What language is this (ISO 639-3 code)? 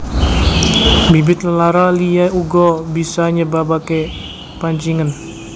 jav